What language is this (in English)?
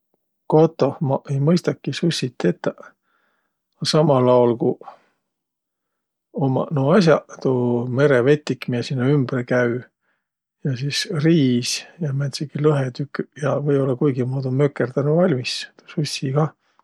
Võro